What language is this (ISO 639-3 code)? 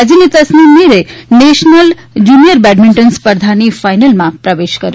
guj